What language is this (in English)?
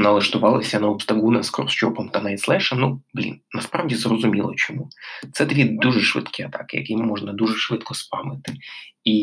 Ukrainian